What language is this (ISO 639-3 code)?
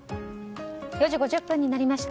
jpn